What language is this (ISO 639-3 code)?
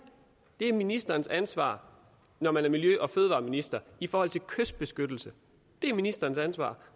dan